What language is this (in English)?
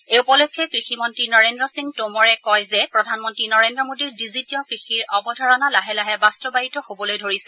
Assamese